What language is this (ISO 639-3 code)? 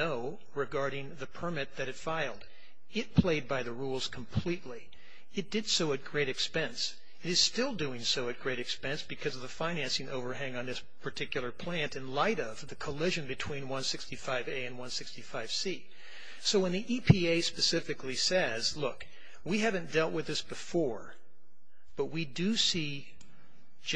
eng